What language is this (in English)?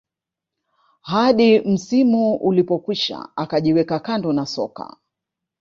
Swahili